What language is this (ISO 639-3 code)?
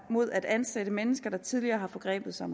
dan